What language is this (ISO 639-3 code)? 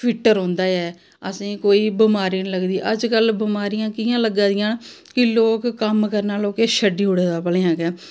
doi